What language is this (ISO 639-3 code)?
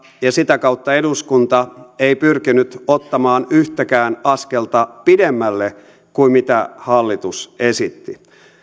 fin